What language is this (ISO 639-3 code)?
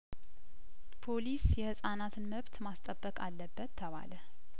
amh